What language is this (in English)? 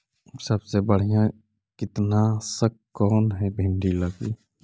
Magahi